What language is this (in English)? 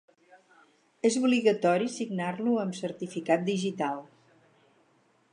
Catalan